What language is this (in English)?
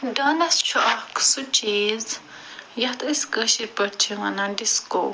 Kashmiri